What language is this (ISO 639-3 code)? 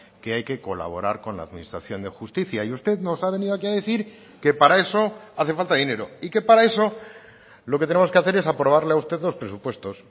spa